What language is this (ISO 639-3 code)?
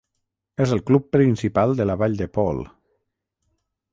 cat